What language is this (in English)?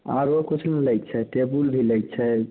Maithili